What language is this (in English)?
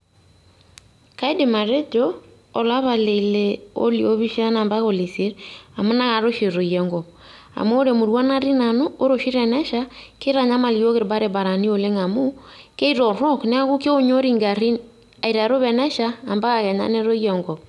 Masai